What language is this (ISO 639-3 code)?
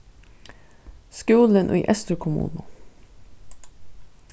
fao